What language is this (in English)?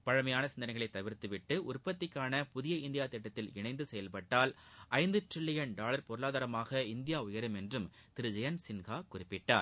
Tamil